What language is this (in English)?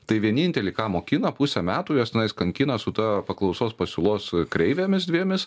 Lithuanian